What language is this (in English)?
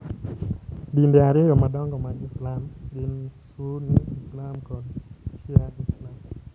Luo (Kenya and Tanzania)